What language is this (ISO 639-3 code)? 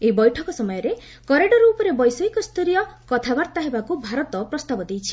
ori